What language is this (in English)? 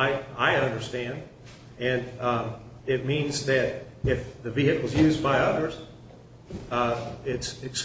English